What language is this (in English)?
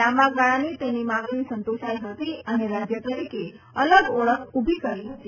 Gujarati